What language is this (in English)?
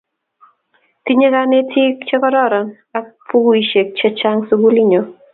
Kalenjin